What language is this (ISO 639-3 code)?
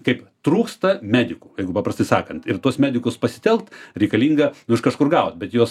lit